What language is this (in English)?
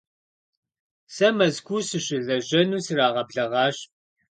Kabardian